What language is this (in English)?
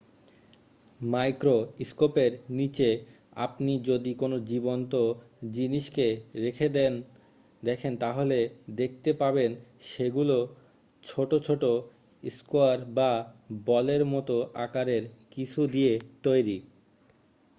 Bangla